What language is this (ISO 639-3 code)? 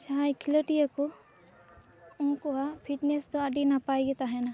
sat